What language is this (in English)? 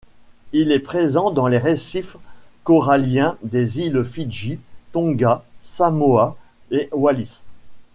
French